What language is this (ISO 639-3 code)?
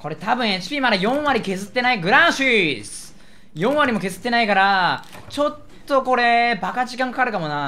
jpn